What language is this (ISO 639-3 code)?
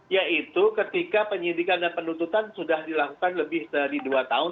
ind